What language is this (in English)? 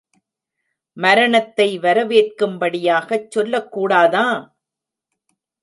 Tamil